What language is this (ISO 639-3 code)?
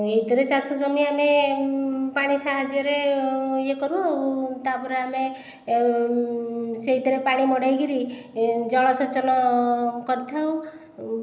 ori